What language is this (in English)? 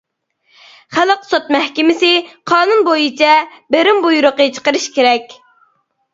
Uyghur